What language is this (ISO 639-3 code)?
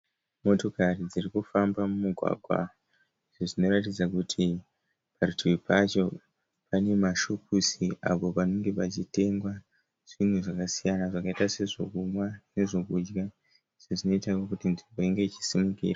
sna